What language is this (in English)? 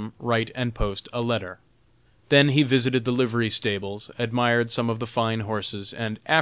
English